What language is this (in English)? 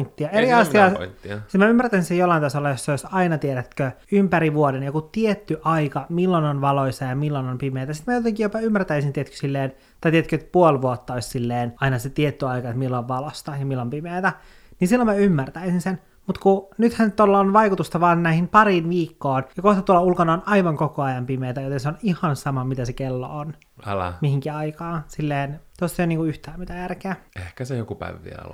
Finnish